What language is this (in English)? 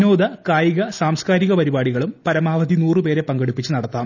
Malayalam